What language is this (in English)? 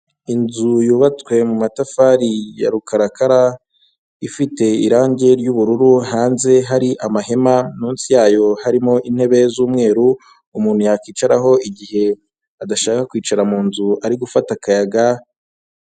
Kinyarwanda